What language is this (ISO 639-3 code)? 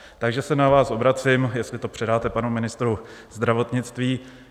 ces